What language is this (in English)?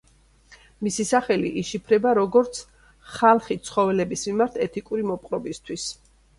Georgian